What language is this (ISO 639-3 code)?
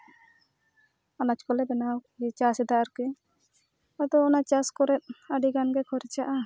sat